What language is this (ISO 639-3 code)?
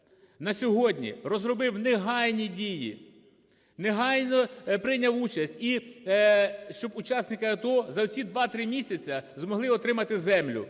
ukr